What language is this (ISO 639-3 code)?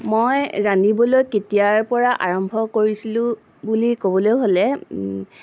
asm